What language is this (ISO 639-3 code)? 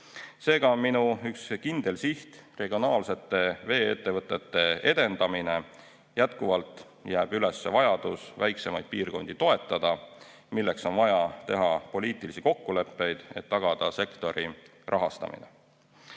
est